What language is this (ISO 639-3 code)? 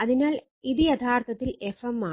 mal